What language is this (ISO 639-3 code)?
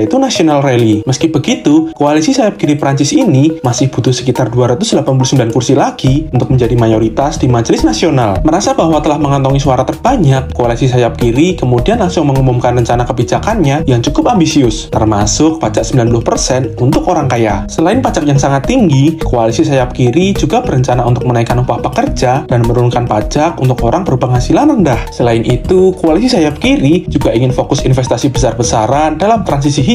ind